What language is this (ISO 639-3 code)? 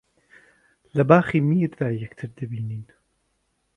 ckb